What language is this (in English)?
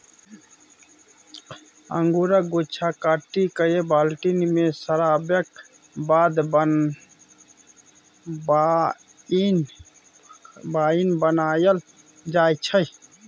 Maithili